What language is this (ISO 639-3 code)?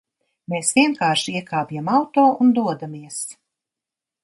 lav